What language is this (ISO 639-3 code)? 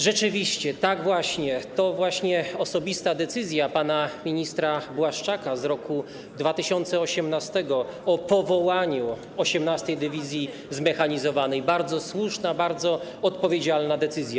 pol